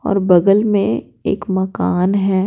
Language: Hindi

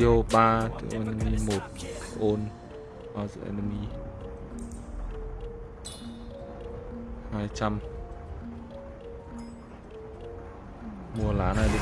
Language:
Vietnamese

